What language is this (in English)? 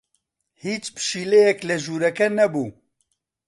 Central Kurdish